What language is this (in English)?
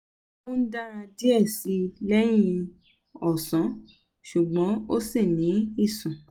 Yoruba